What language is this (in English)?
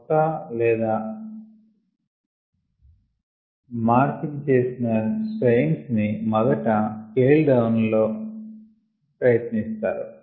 Telugu